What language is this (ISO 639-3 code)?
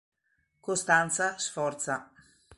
ita